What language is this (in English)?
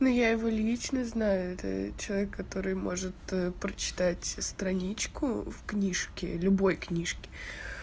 Russian